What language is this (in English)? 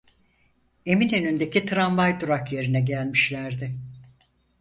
Turkish